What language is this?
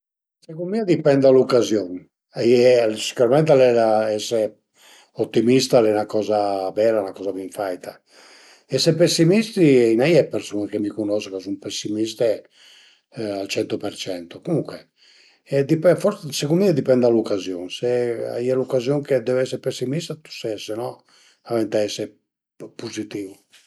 Piedmontese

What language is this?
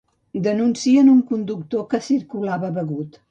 Catalan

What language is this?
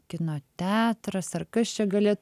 Lithuanian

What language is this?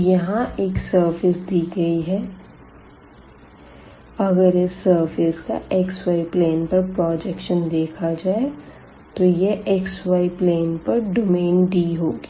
Hindi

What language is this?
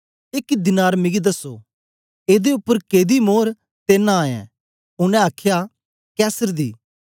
Dogri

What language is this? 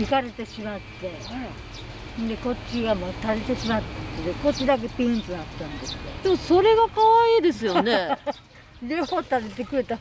Japanese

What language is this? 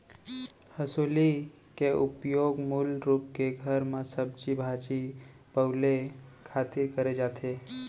Chhattisgarhi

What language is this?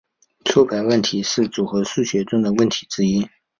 Chinese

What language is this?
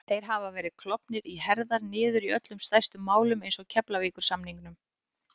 Icelandic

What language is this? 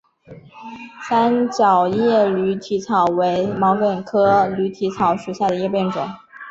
Chinese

